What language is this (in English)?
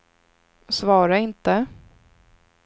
Swedish